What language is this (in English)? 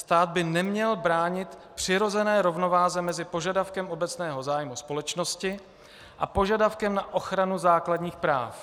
Czech